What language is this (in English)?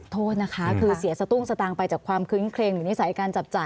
Thai